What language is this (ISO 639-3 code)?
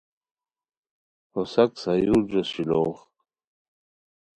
khw